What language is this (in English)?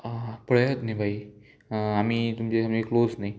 Konkani